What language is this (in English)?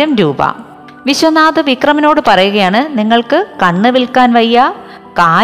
Malayalam